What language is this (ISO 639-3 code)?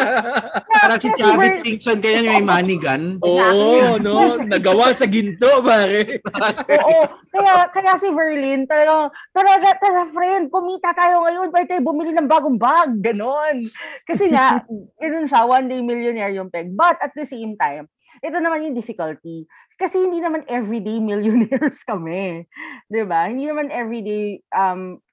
fil